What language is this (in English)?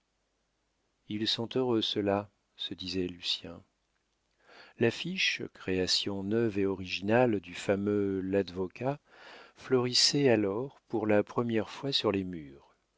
French